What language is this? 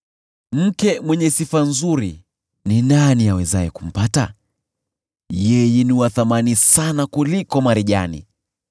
Swahili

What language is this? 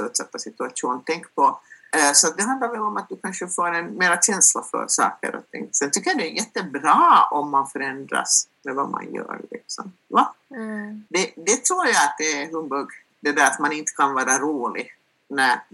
Swedish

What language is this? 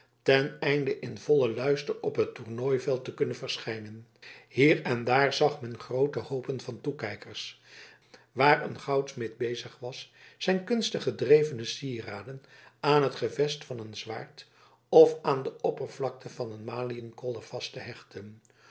Dutch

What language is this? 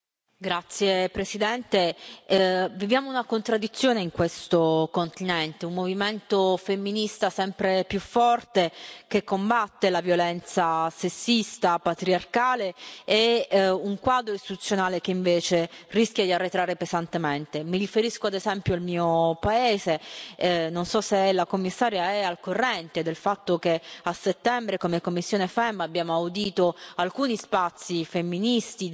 Italian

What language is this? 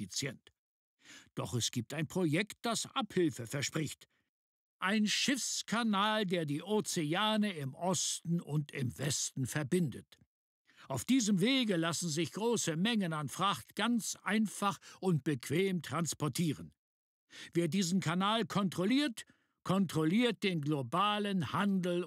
German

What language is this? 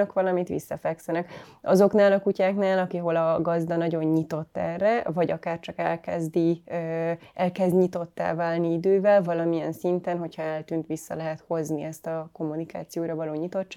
Hungarian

